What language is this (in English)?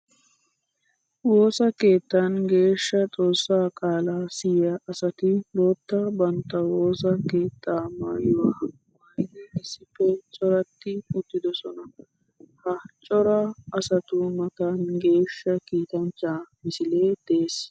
Wolaytta